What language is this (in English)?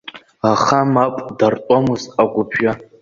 Abkhazian